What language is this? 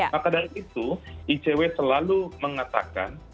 Indonesian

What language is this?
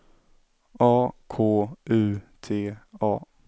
Swedish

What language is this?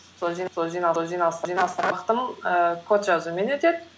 Kazakh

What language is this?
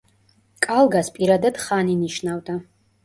Georgian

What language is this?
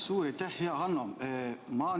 Estonian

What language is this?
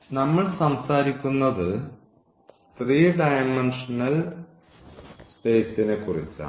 Malayalam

